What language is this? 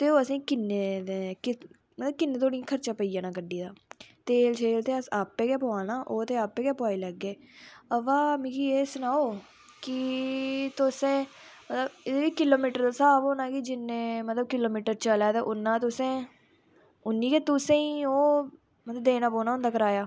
Dogri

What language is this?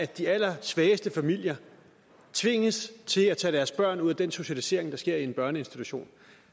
Danish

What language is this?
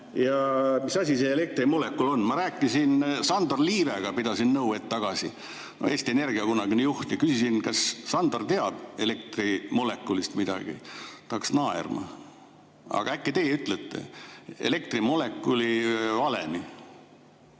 Estonian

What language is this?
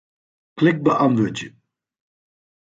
Western Frisian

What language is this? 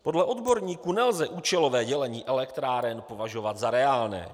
Czech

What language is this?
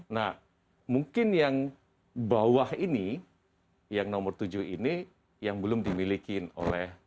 Indonesian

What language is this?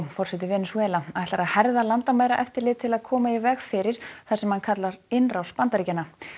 Icelandic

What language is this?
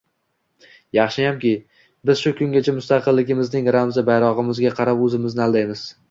Uzbek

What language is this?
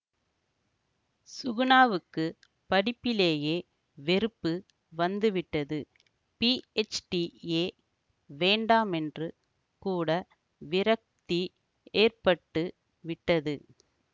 Tamil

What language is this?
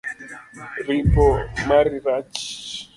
Luo (Kenya and Tanzania)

